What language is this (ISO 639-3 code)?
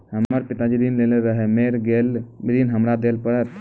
mai